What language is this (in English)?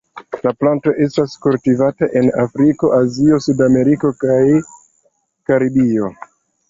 Esperanto